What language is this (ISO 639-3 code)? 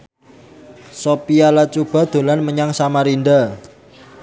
jav